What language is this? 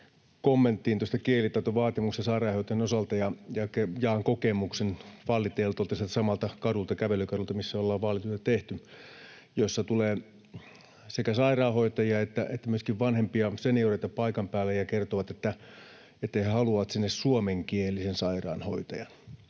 Finnish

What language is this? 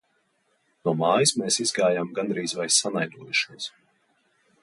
Latvian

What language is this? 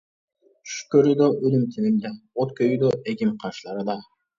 Uyghur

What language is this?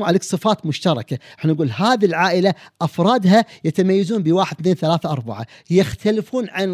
Arabic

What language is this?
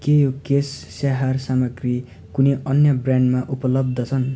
Nepali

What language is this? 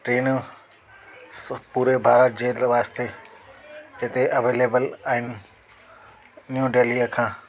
Sindhi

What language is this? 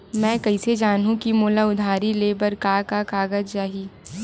Chhattisgarhi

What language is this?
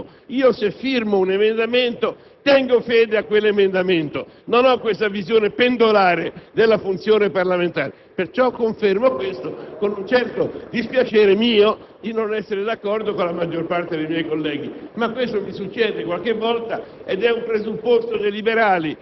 Italian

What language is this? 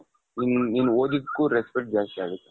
Kannada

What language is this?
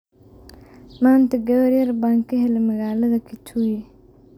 Somali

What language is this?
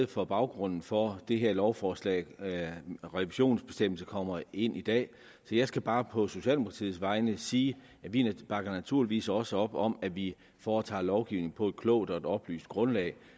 Danish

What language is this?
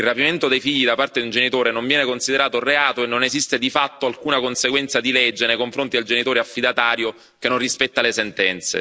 Italian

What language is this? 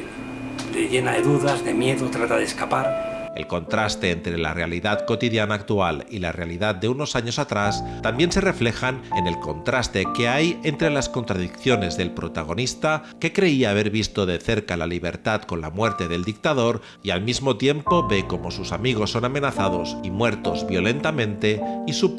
Spanish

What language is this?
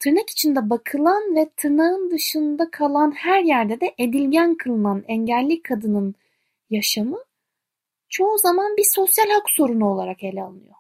Turkish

